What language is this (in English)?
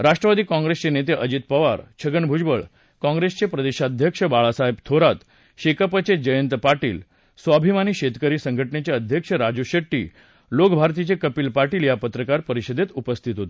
Marathi